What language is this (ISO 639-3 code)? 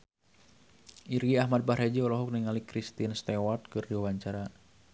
sun